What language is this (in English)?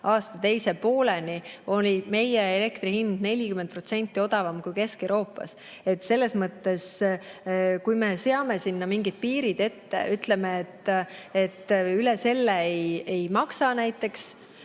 Estonian